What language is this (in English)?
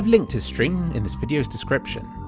English